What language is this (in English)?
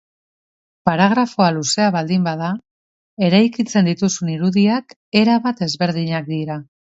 Basque